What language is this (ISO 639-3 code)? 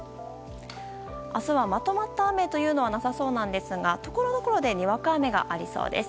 jpn